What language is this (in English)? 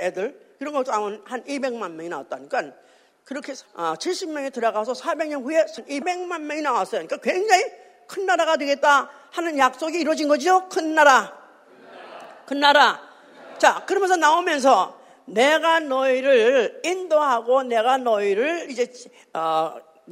Korean